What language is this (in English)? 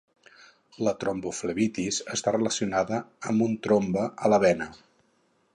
Catalan